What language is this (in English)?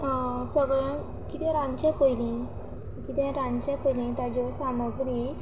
Konkani